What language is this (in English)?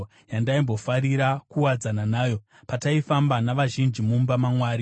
Shona